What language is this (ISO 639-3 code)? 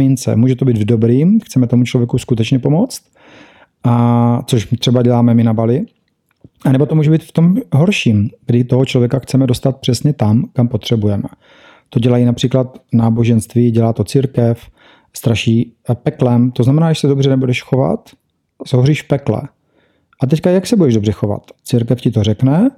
ces